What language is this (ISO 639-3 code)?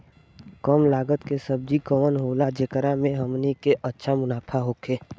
bho